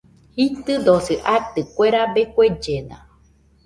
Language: Nüpode Huitoto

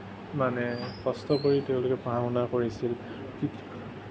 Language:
Assamese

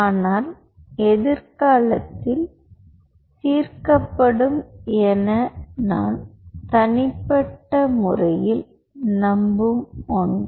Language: Tamil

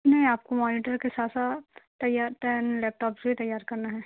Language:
Urdu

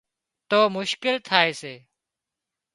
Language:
Wadiyara Koli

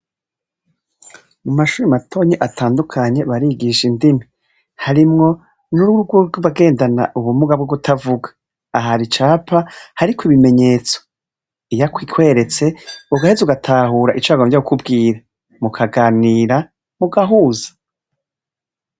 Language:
Rundi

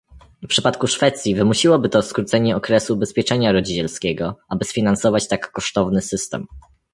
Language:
Polish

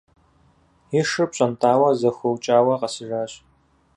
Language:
Kabardian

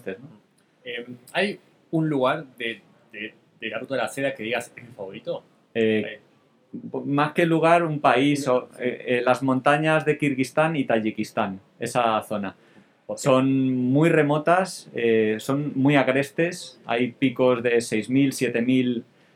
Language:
Spanish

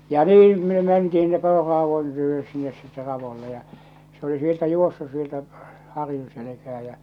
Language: Finnish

